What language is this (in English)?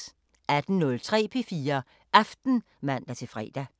Danish